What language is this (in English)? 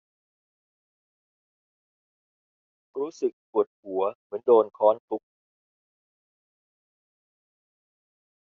Thai